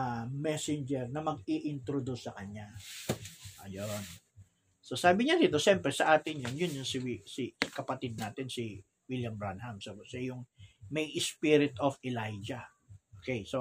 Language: Filipino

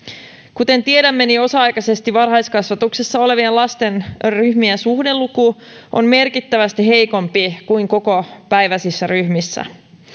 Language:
Finnish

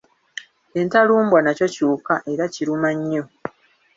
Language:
Ganda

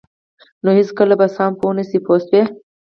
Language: Pashto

